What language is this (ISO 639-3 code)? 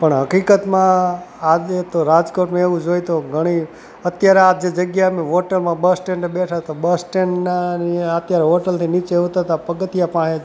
guj